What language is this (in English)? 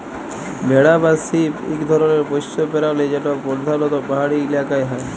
Bangla